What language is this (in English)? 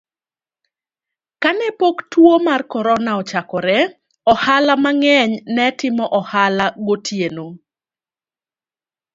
Luo (Kenya and Tanzania)